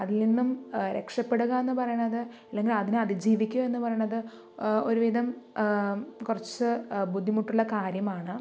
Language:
Malayalam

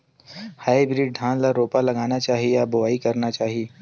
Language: Chhattisgarhi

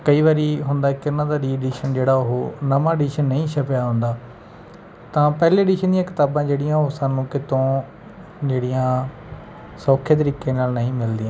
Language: Punjabi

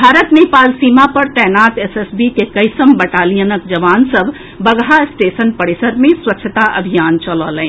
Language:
Maithili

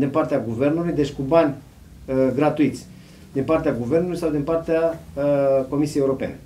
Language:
Romanian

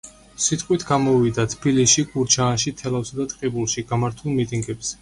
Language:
Georgian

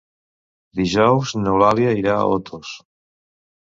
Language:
Catalan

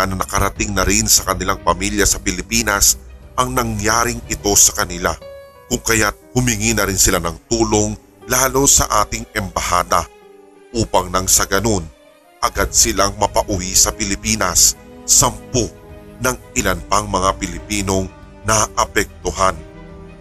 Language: Filipino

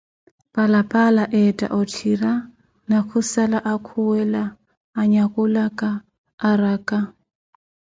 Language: Koti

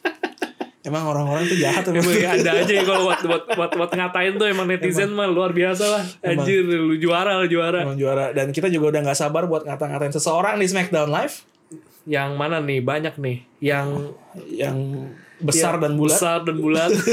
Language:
Indonesian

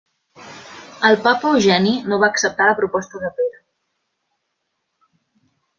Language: Catalan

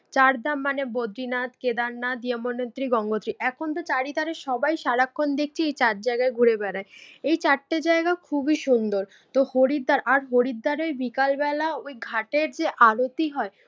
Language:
Bangla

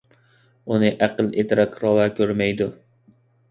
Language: Uyghur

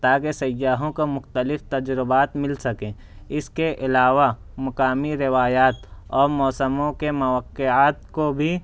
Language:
Urdu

